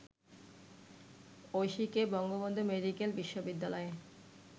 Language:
Bangla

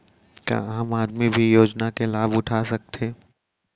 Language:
Chhattisgarhi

